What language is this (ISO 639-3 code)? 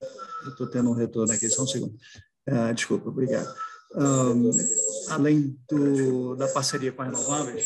por